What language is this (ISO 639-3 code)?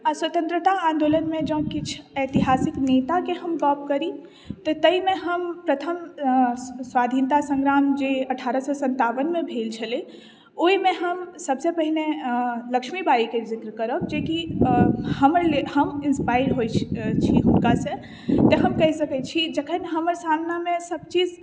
mai